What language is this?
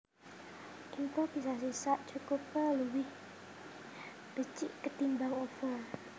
Javanese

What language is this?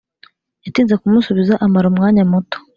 Kinyarwanda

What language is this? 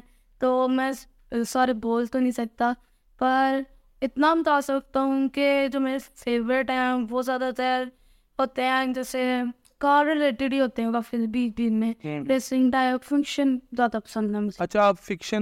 Urdu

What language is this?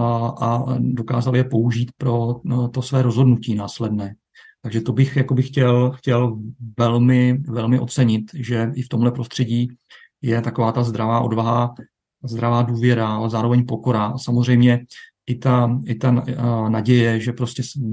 Czech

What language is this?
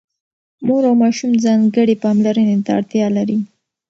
Pashto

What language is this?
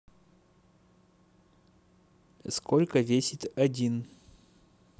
Russian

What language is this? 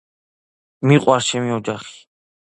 Georgian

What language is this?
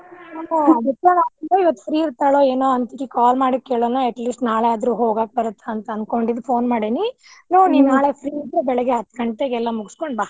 Kannada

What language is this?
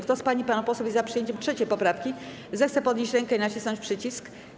Polish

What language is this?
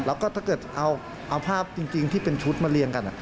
Thai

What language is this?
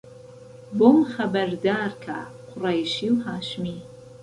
Central Kurdish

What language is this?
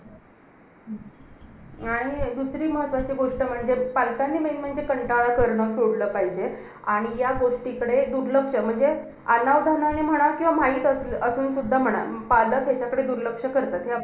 Marathi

